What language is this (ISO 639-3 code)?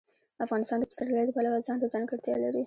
pus